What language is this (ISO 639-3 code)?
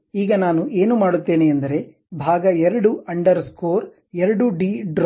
kan